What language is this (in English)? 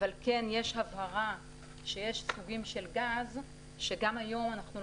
Hebrew